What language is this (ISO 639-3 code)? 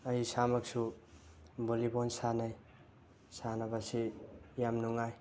mni